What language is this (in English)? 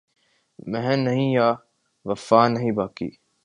Urdu